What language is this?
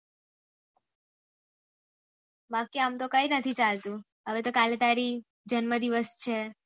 Gujarati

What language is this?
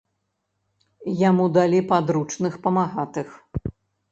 Belarusian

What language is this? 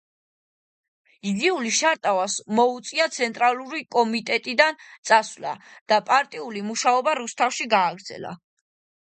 Georgian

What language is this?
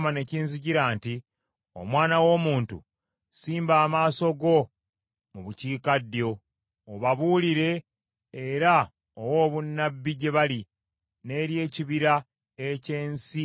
Ganda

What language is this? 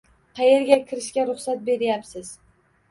Uzbek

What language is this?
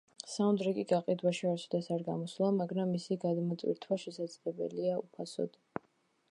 Georgian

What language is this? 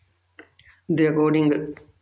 Punjabi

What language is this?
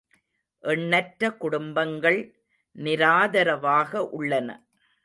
Tamil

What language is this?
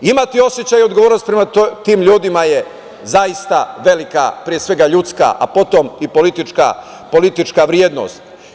Serbian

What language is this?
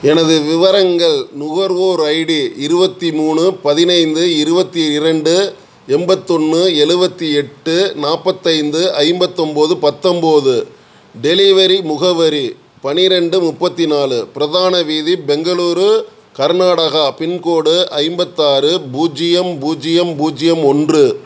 Tamil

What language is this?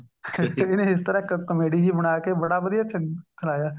Punjabi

